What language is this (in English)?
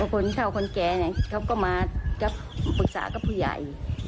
Thai